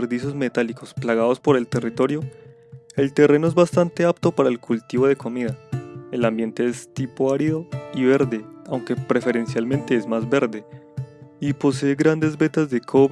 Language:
Spanish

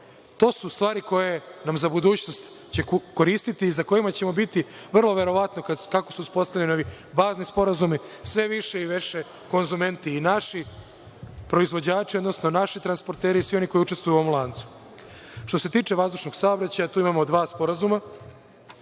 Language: Serbian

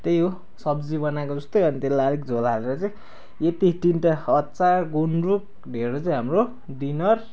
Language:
Nepali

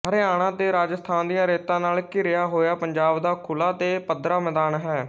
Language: Punjabi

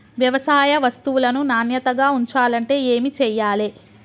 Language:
Telugu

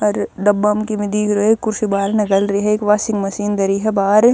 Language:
Haryanvi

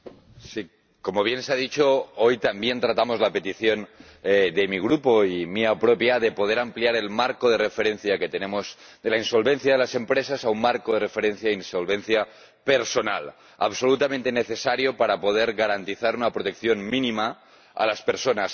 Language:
Spanish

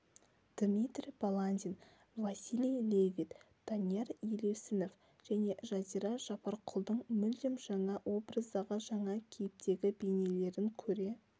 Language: Kazakh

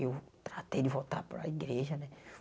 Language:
Portuguese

